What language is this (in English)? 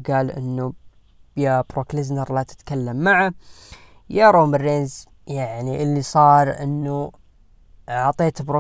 Arabic